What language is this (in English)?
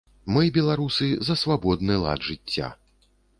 Belarusian